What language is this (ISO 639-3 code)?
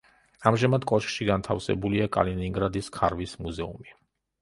kat